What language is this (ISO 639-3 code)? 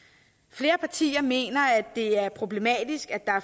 dan